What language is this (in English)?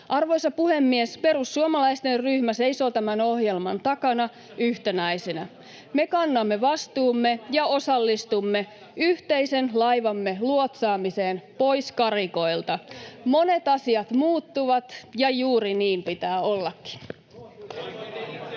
Finnish